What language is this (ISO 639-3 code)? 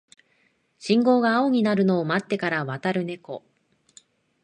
jpn